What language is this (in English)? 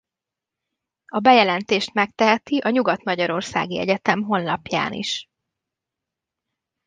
Hungarian